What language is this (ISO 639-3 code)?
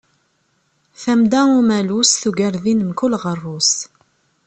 kab